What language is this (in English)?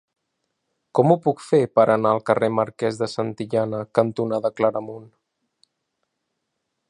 Catalan